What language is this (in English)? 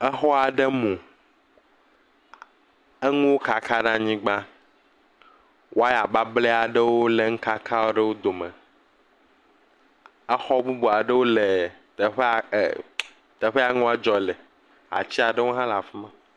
Ewe